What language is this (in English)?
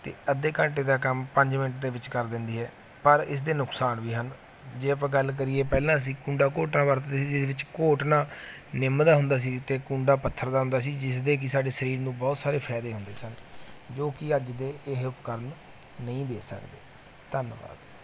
Punjabi